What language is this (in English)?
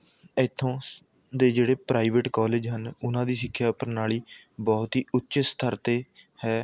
Punjabi